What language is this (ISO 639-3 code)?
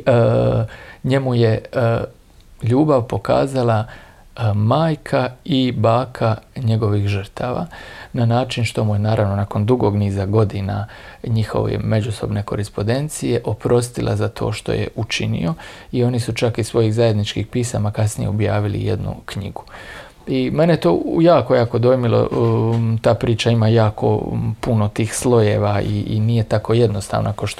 hrv